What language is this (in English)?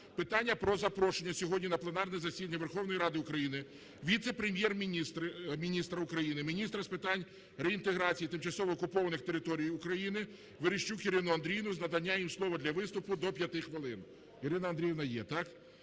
Ukrainian